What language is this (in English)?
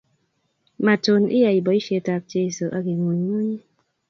Kalenjin